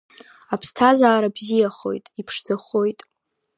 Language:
Abkhazian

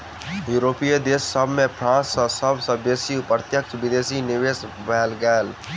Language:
Maithili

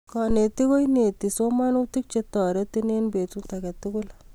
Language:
Kalenjin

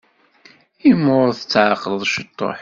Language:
Kabyle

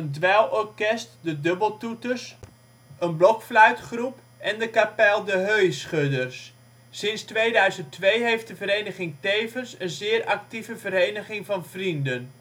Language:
Dutch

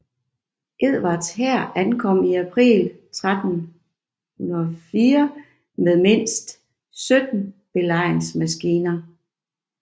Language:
Danish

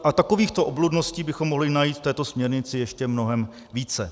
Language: Czech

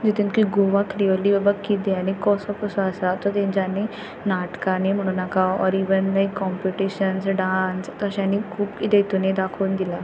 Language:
Konkani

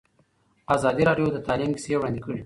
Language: Pashto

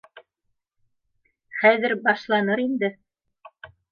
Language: Bashkir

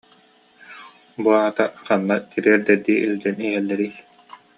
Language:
Yakut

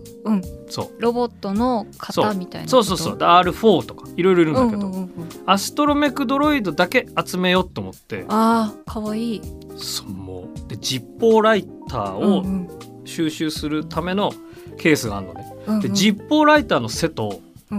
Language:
Japanese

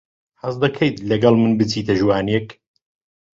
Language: Central Kurdish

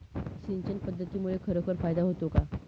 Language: Marathi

